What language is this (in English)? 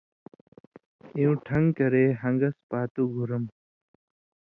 Indus Kohistani